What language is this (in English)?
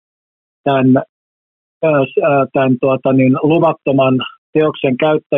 Finnish